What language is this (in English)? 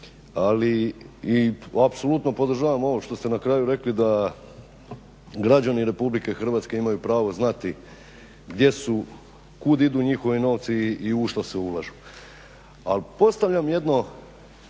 Croatian